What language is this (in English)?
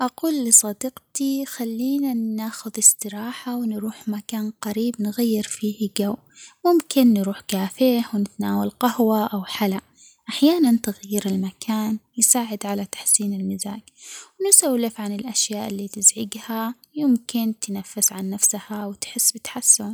Omani Arabic